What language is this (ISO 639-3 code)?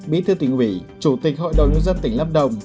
vie